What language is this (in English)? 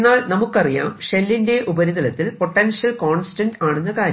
Malayalam